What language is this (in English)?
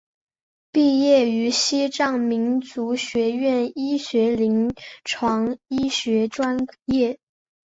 Chinese